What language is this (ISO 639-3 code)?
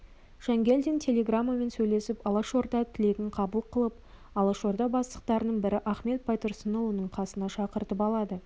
kaz